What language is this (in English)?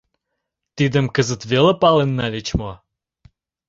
Mari